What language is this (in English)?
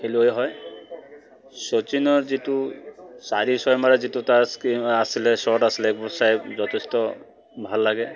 Assamese